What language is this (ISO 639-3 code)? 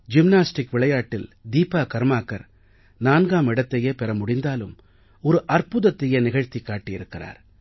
tam